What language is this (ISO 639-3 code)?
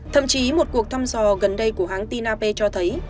vie